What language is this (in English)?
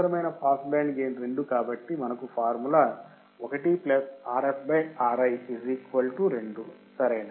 Telugu